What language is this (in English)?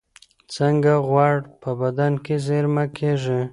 Pashto